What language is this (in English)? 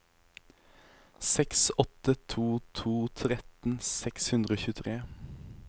Norwegian